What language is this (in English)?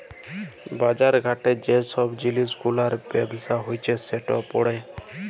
Bangla